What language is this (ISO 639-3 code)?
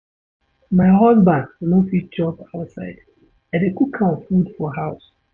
pcm